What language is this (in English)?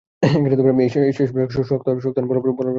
Bangla